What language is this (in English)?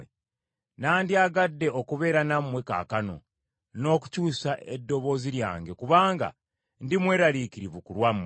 Ganda